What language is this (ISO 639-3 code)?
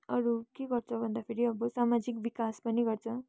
nep